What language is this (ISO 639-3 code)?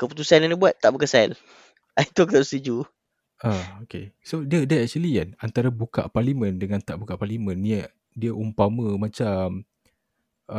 msa